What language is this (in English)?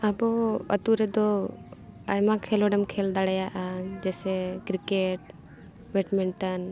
Santali